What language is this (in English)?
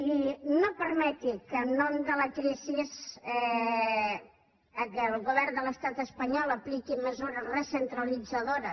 Catalan